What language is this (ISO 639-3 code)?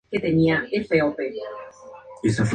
spa